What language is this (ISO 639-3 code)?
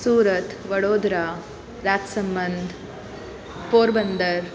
snd